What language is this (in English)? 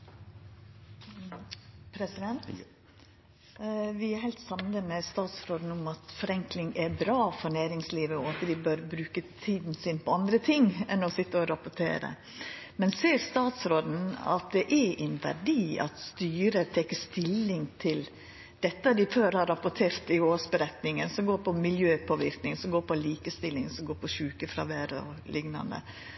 Norwegian Nynorsk